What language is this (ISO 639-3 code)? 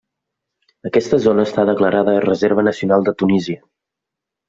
cat